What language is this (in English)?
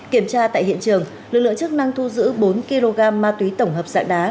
Vietnamese